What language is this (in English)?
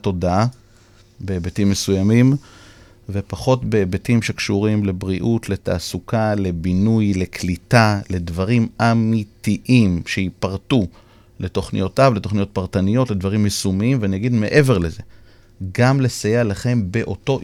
Hebrew